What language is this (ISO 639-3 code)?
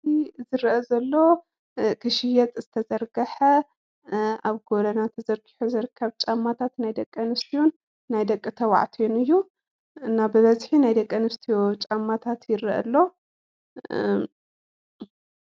tir